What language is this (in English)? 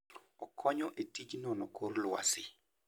Luo (Kenya and Tanzania)